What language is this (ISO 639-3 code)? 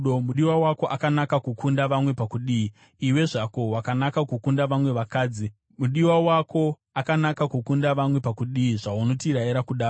sna